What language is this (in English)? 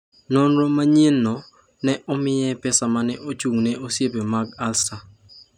Luo (Kenya and Tanzania)